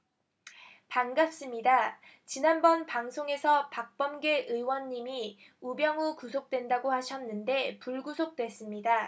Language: Korean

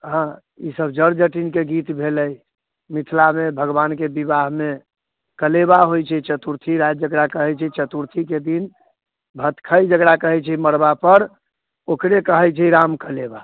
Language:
Maithili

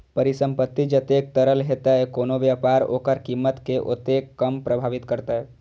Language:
Maithili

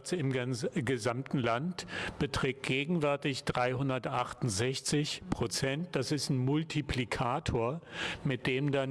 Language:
German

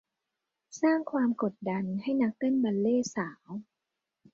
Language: Thai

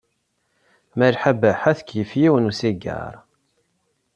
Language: Kabyle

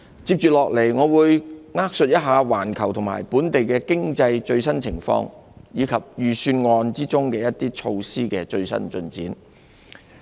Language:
Cantonese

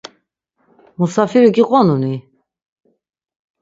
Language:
Laz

